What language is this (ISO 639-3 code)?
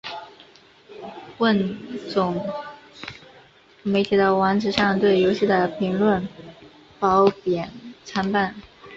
zho